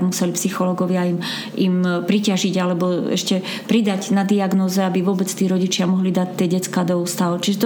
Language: Slovak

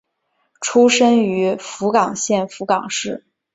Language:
Chinese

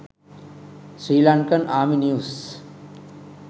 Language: Sinhala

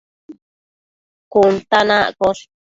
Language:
Matsés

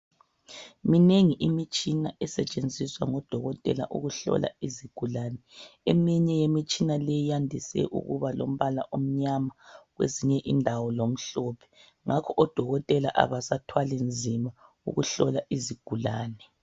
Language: North Ndebele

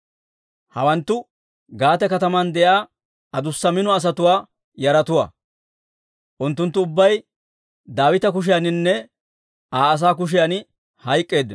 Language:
Dawro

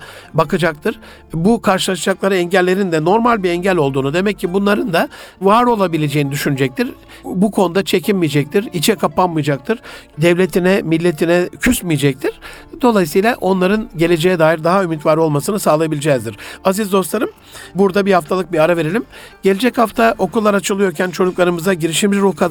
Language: Turkish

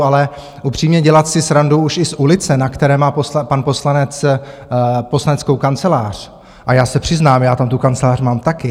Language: Czech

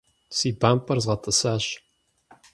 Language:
Kabardian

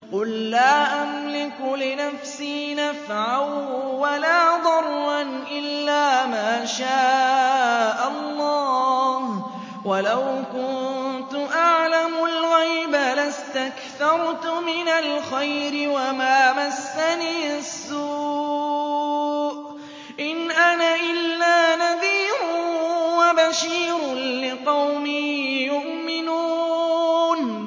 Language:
Arabic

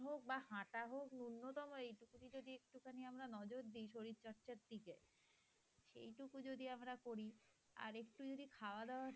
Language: Bangla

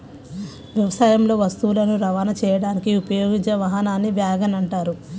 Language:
Telugu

